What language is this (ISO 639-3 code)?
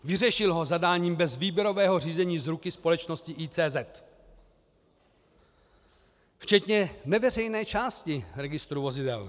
ces